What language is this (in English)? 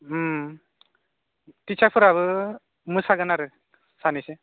Bodo